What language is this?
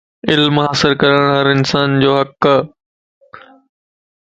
Lasi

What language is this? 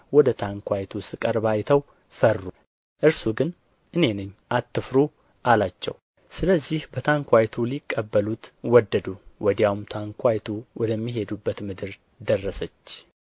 Amharic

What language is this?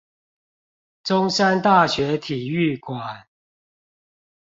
Chinese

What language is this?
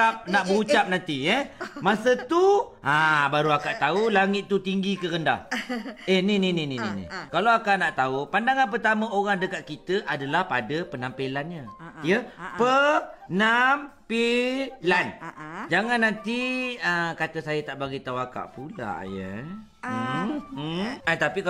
Malay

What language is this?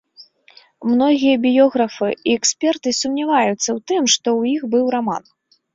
Belarusian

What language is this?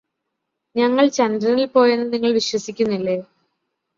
Malayalam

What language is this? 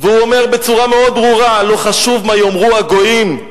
Hebrew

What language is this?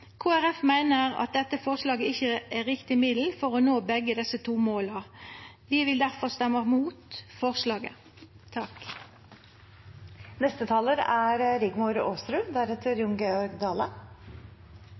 Norwegian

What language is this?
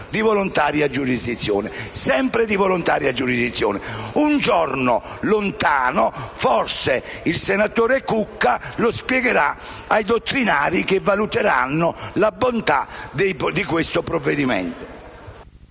Italian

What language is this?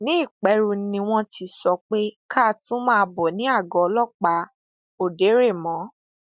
Yoruba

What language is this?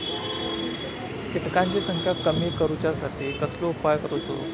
Marathi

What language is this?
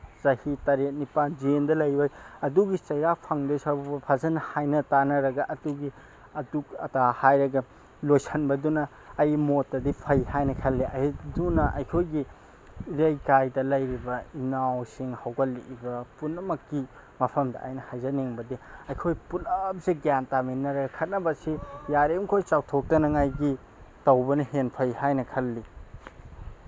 Manipuri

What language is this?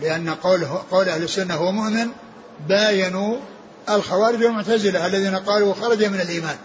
Arabic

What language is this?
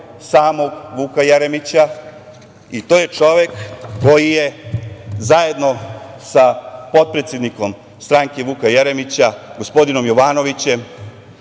Serbian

